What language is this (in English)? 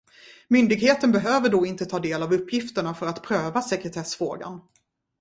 Swedish